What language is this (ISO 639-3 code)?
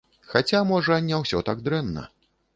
bel